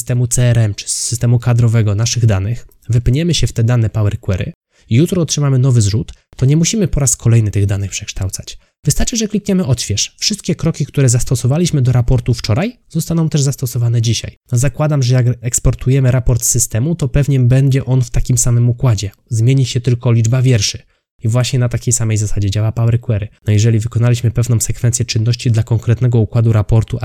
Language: Polish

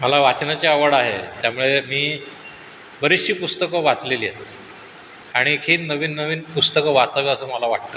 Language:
Marathi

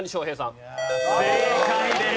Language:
Japanese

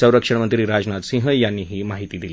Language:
Marathi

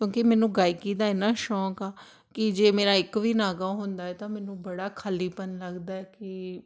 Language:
Punjabi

